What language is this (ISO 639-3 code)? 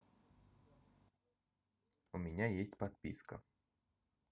rus